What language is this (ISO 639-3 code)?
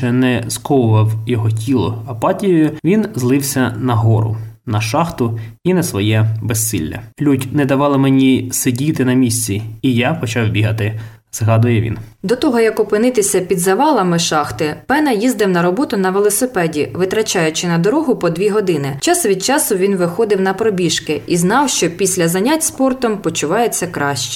ukr